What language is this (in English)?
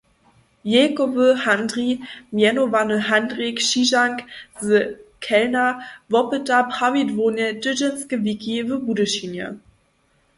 Upper Sorbian